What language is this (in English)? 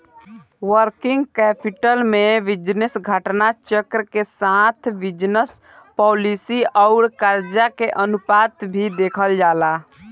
Bhojpuri